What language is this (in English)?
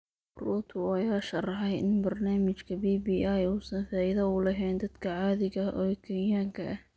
Somali